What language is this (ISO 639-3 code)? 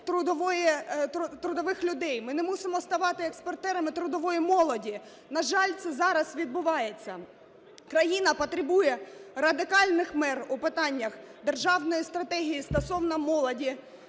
ukr